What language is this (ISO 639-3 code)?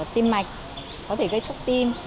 vie